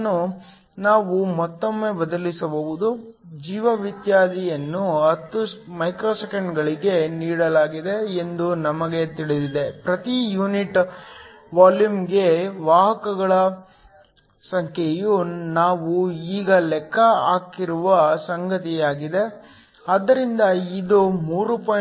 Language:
Kannada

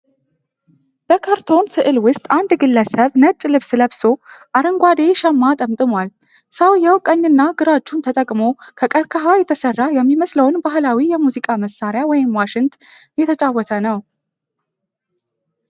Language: Amharic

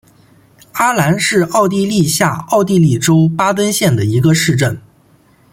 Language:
Chinese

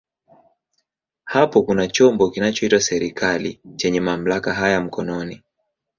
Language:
Swahili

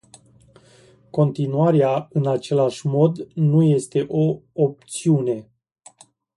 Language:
Romanian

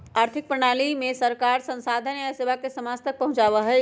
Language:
Magahi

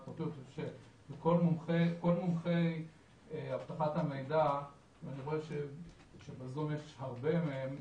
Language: Hebrew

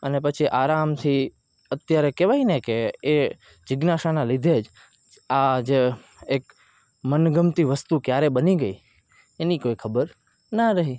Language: Gujarati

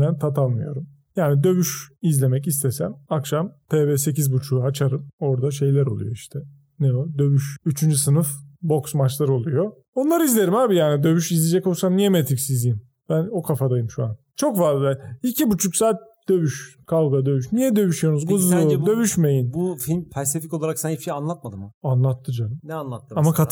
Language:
Turkish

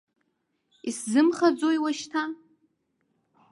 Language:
Abkhazian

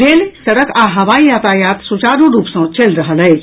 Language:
Maithili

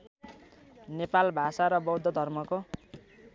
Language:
Nepali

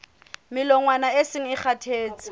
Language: Southern Sotho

